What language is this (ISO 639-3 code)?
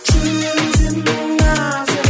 kaz